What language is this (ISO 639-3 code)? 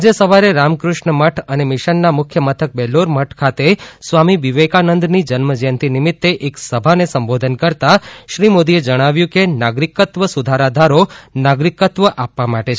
guj